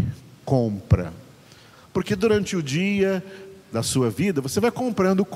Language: Portuguese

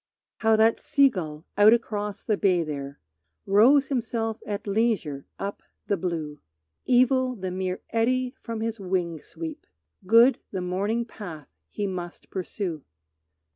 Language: English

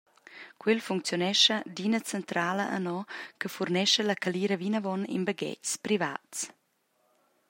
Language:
Romansh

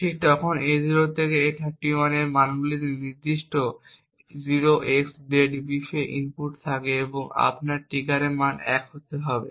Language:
Bangla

